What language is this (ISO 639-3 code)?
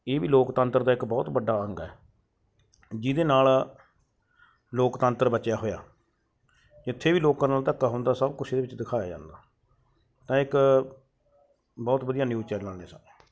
pan